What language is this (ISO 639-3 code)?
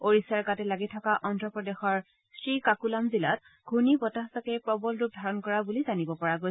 asm